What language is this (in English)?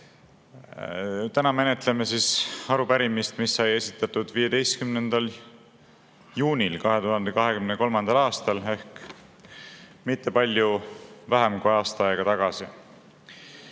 Estonian